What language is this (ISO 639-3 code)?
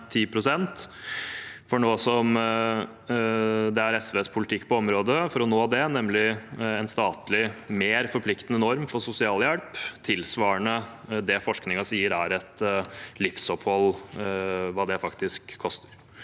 nor